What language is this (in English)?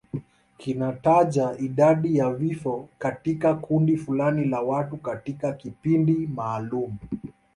Swahili